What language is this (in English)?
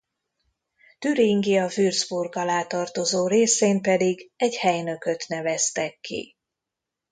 Hungarian